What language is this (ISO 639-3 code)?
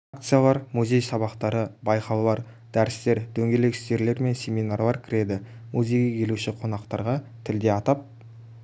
kaz